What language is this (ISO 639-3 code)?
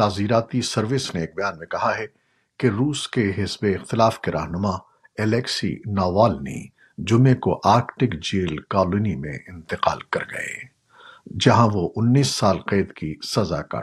urd